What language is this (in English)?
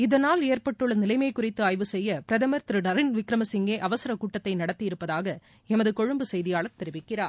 Tamil